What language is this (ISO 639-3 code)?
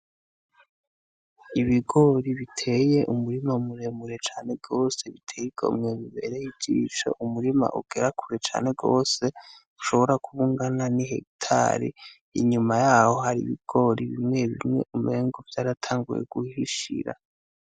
run